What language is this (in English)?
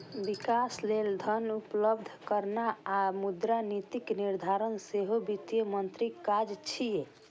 Maithili